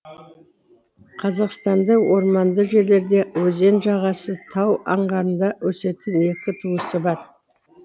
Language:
Kazakh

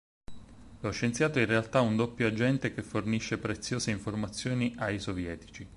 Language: Italian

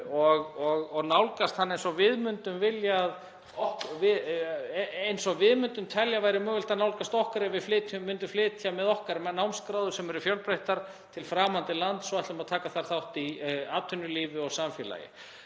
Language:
Icelandic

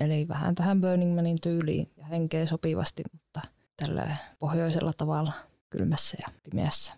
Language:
Finnish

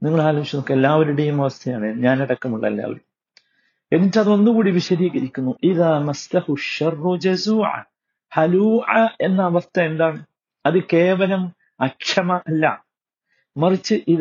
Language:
Malayalam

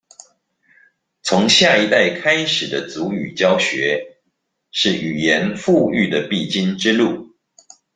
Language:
Chinese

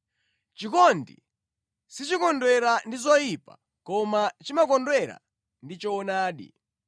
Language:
Nyanja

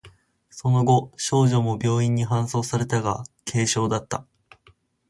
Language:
Japanese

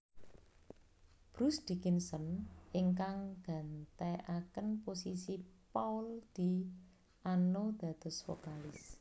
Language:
Javanese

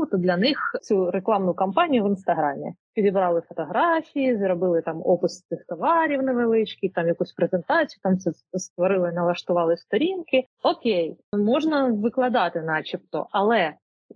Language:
Ukrainian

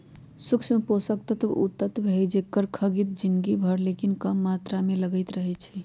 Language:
Magahi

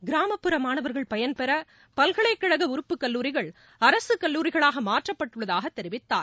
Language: Tamil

